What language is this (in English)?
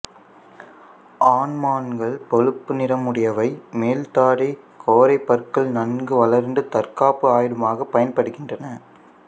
Tamil